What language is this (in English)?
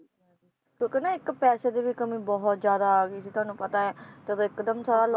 Punjabi